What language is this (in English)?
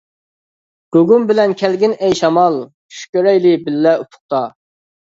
Uyghur